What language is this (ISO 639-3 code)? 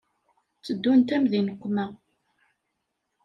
kab